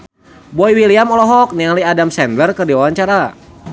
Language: Sundanese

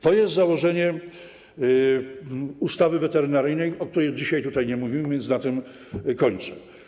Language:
Polish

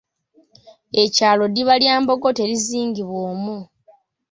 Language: Ganda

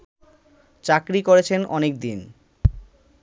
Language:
Bangla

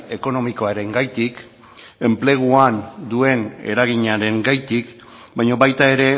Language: Basque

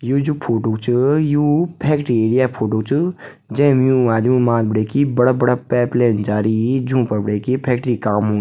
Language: Garhwali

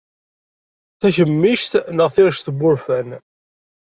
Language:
Kabyle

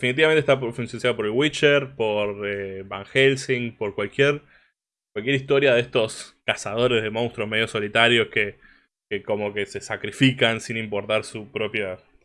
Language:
Spanish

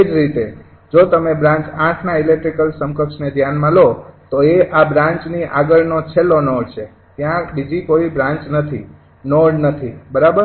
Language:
Gujarati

